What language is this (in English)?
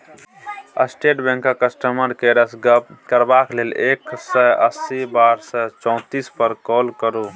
Maithili